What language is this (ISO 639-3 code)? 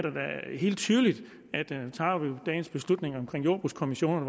dan